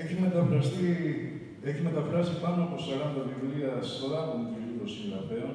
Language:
Greek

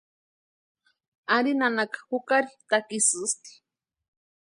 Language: Western Highland Purepecha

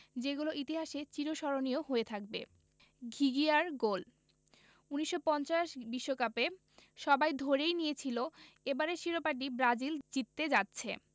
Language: Bangla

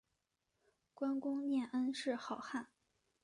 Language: Chinese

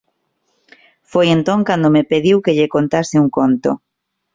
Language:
Galician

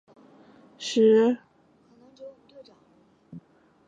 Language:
Chinese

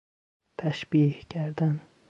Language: Persian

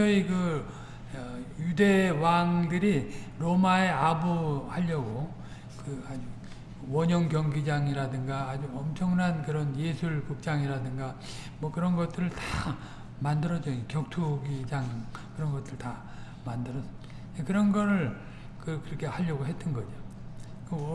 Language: Korean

